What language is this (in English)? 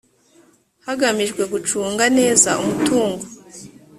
Kinyarwanda